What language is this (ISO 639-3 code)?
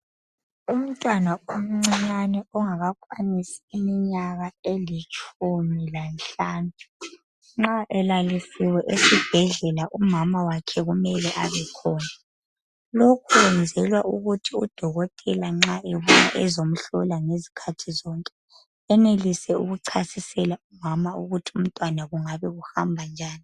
nde